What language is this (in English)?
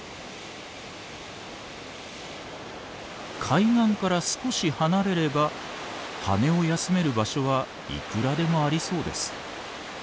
Japanese